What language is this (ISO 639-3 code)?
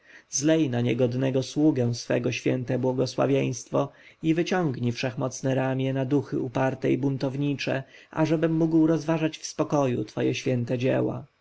pol